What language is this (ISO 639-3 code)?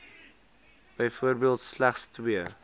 afr